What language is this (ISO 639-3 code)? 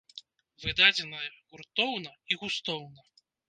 bel